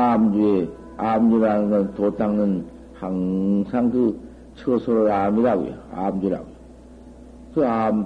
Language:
Korean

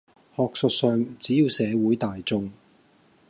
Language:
Cantonese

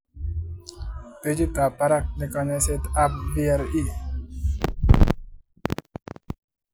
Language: Kalenjin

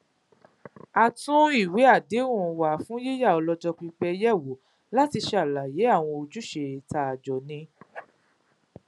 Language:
Yoruba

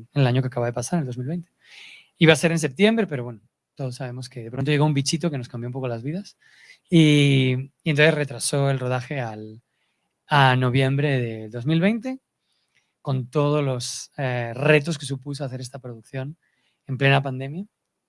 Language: Spanish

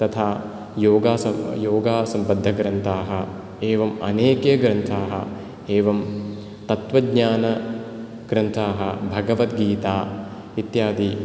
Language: Sanskrit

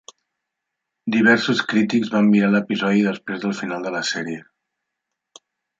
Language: Catalan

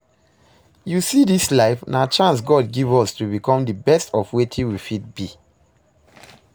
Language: Nigerian Pidgin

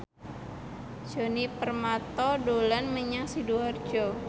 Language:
Javanese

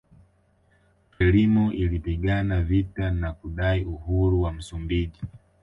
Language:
Swahili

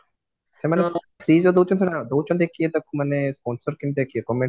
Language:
Odia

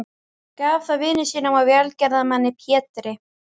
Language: Icelandic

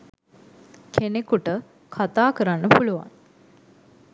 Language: Sinhala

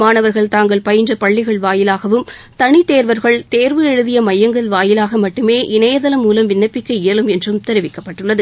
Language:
Tamil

